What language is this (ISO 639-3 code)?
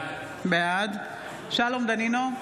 heb